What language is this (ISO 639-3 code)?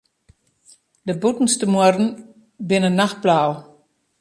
fry